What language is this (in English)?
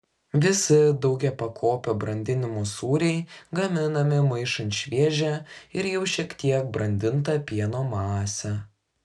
Lithuanian